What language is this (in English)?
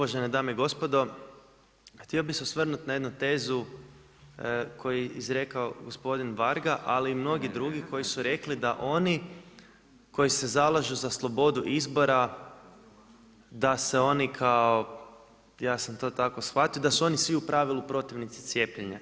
Croatian